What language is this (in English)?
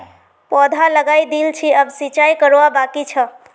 Magahi